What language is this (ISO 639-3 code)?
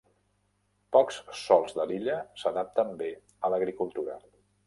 cat